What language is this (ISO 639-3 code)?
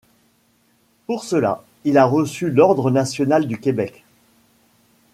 fra